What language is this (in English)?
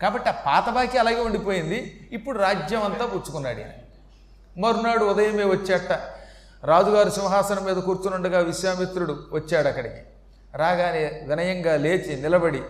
Telugu